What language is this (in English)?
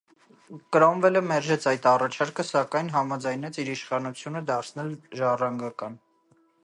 Armenian